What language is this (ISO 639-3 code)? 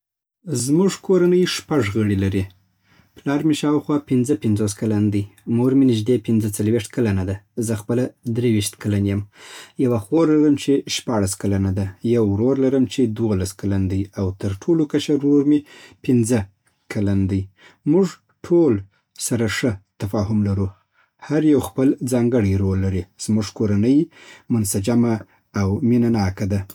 pbt